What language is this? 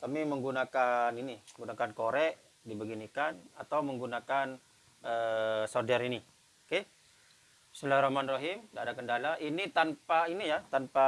Indonesian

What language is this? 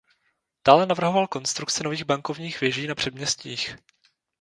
Czech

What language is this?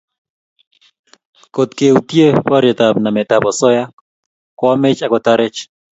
Kalenjin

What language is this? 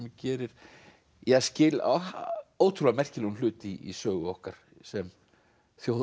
Icelandic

